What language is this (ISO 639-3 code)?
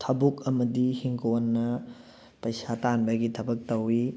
mni